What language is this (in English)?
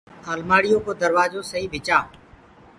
Gurgula